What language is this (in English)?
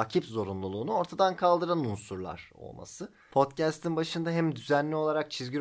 Turkish